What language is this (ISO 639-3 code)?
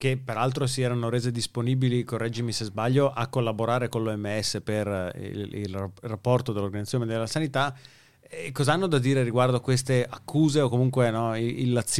ita